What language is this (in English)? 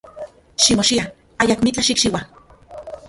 Central Puebla Nahuatl